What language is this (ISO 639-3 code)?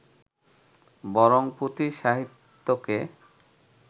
ben